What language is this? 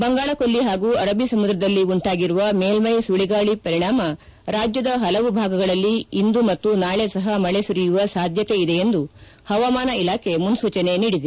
Kannada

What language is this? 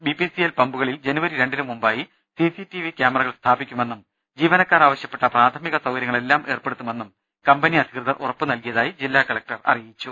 Malayalam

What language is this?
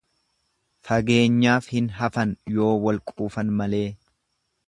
Oromo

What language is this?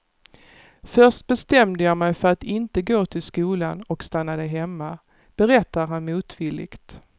Swedish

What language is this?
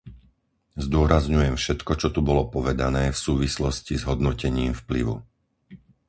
Slovak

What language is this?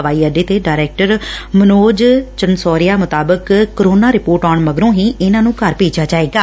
Punjabi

